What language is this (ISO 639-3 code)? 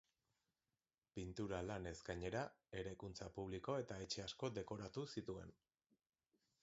eus